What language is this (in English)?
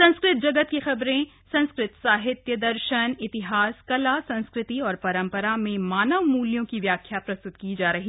Hindi